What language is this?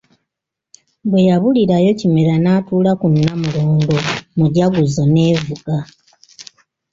Ganda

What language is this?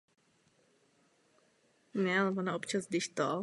Czech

